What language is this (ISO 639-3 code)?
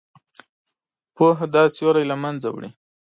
pus